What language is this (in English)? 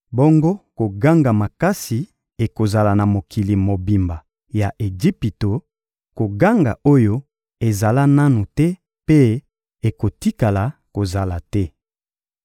Lingala